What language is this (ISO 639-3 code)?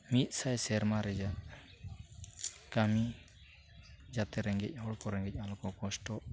sat